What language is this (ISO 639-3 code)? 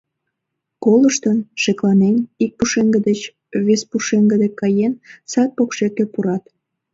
chm